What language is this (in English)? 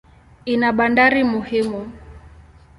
Swahili